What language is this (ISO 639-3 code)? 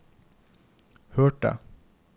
nor